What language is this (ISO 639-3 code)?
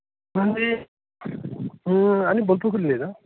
sat